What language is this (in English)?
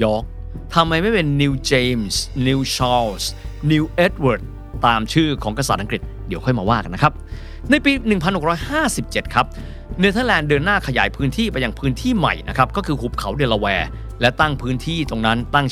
Thai